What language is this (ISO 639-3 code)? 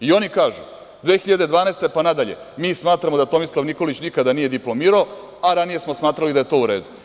srp